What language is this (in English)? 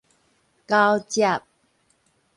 Min Nan Chinese